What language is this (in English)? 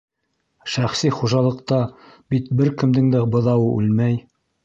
Bashkir